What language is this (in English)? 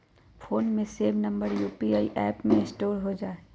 Magahi